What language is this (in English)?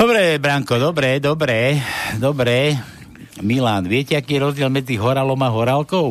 Slovak